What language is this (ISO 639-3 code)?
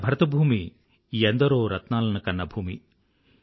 tel